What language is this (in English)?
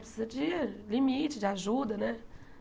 Portuguese